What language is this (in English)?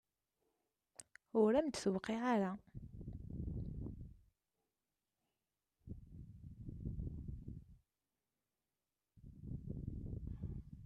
Kabyle